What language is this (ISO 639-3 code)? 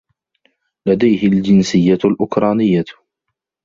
ara